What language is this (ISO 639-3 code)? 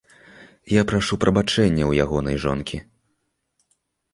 bel